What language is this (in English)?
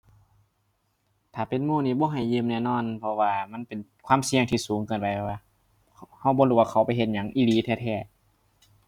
Thai